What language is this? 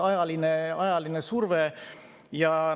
Estonian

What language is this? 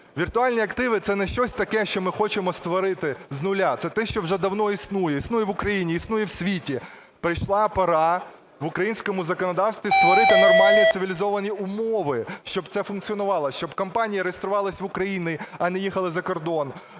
Ukrainian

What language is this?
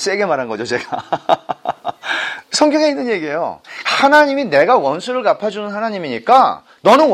Korean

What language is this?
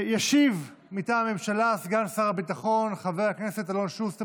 Hebrew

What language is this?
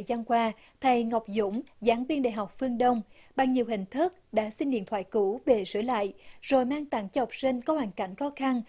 Vietnamese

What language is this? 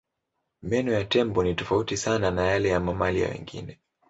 Swahili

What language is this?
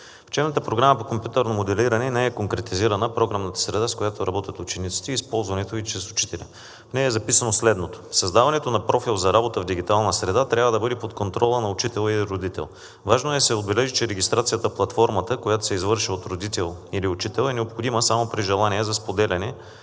Bulgarian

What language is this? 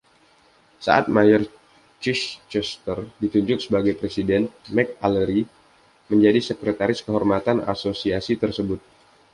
Indonesian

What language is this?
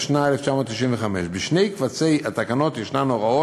Hebrew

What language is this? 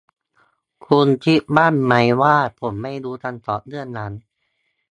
Thai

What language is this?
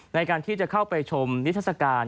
Thai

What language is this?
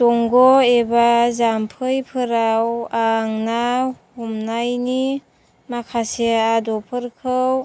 Bodo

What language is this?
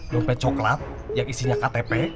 Indonesian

